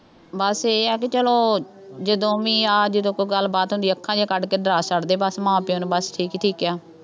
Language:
Punjabi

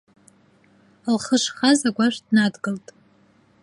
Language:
Abkhazian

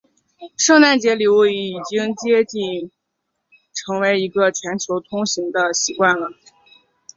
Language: Chinese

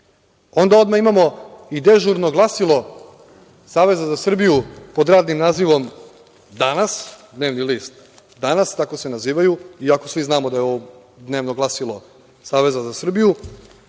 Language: Serbian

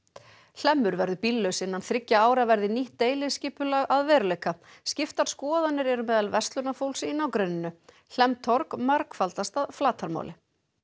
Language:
Icelandic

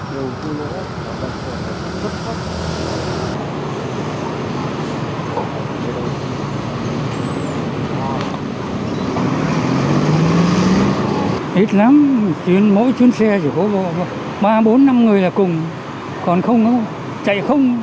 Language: Vietnamese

